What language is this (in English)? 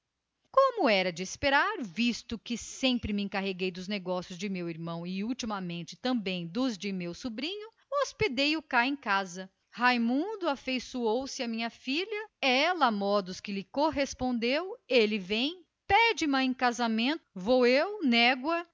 Portuguese